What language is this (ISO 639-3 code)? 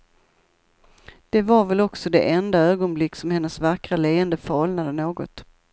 swe